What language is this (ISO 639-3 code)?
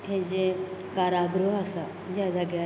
kok